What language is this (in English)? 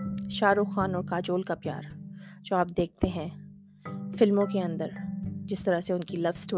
Urdu